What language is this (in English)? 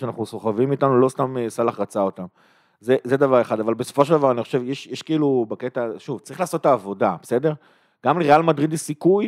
Hebrew